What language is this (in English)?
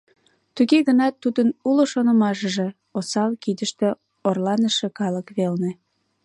Mari